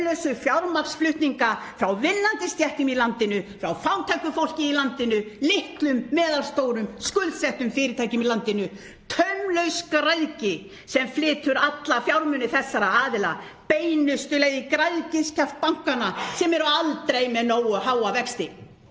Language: Icelandic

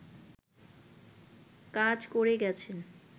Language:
Bangla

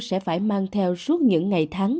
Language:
Vietnamese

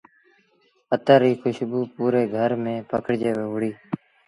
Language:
Sindhi Bhil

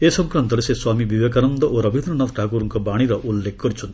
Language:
Odia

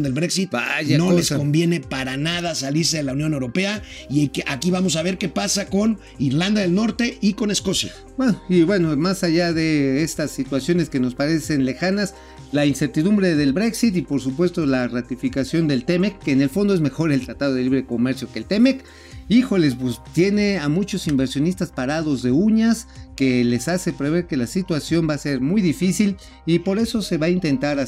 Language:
Spanish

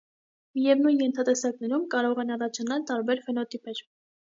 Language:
Armenian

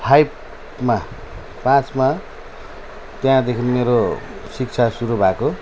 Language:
Nepali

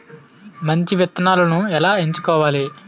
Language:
Telugu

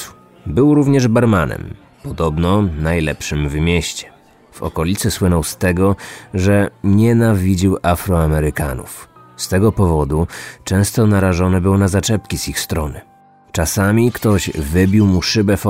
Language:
Polish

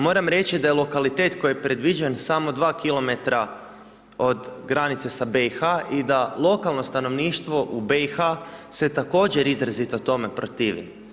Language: Croatian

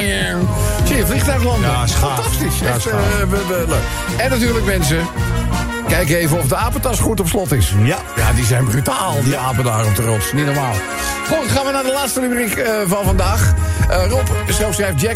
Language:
Dutch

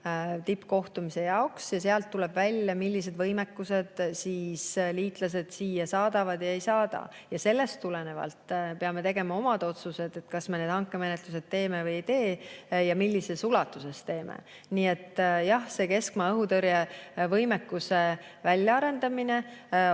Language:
Estonian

